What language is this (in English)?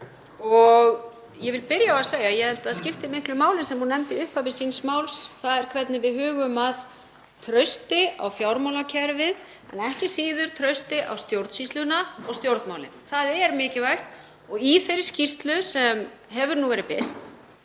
Icelandic